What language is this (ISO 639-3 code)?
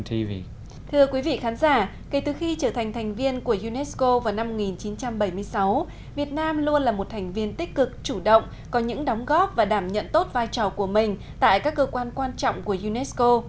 vie